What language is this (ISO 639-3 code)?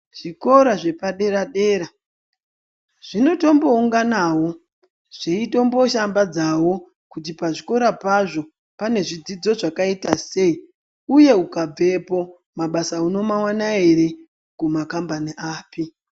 ndc